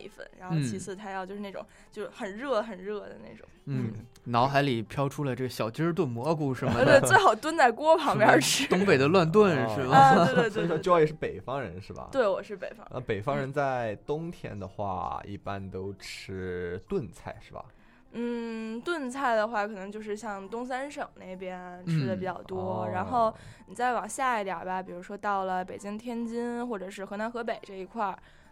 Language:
Chinese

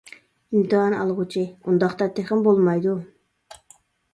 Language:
Uyghur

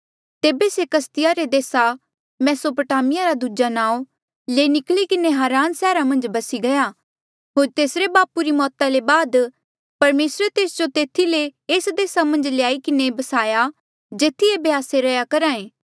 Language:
Mandeali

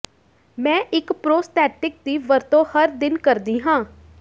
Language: Punjabi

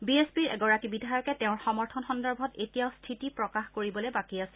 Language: Assamese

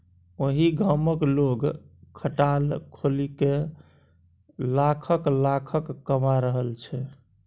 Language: Maithili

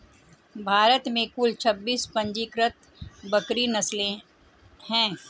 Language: Hindi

